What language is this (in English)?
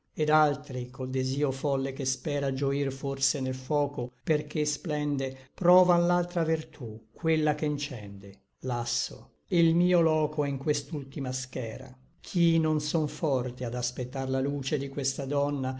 Italian